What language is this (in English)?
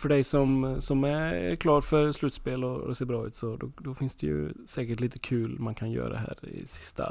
Swedish